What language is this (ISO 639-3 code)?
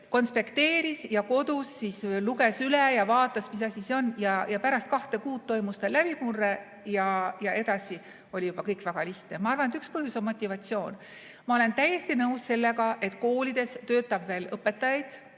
est